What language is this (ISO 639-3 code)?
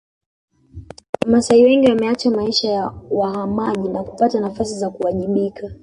swa